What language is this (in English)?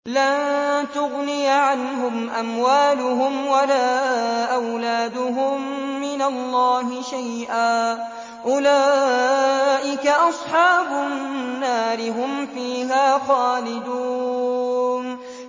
Arabic